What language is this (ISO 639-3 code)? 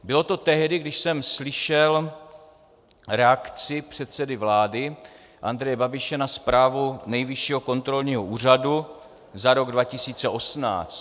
ces